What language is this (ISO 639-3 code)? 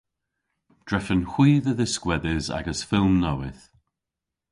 cor